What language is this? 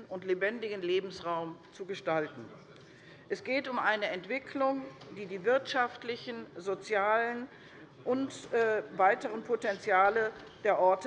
German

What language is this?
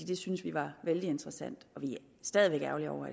Danish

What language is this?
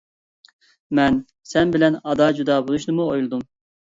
Uyghur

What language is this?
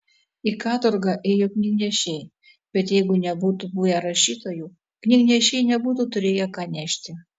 Lithuanian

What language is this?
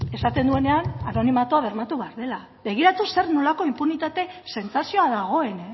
Basque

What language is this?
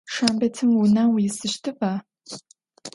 Adyghe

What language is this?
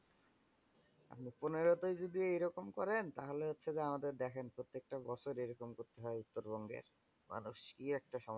Bangla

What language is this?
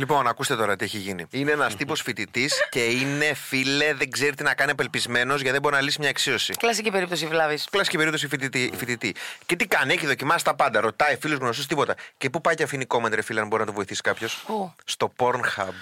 Greek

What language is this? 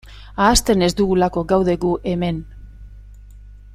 Basque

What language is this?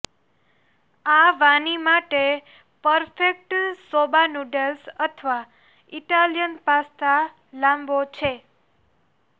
Gujarati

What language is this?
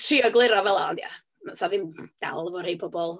Welsh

